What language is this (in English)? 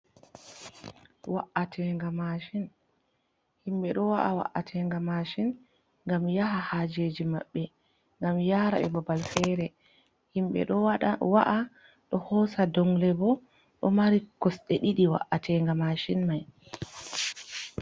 Fula